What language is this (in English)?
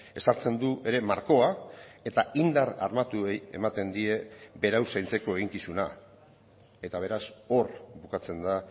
Basque